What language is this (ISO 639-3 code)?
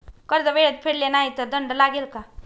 mar